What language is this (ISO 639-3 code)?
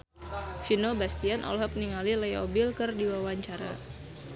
sun